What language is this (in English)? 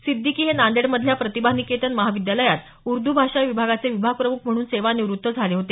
Marathi